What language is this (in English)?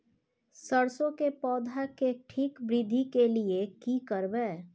Maithili